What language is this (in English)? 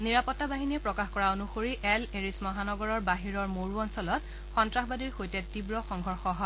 Assamese